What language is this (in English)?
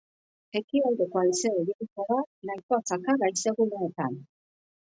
Basque